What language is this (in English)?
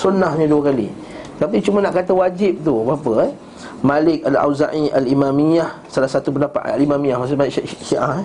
Malay